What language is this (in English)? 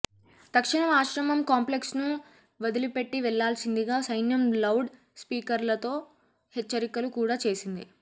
Telugu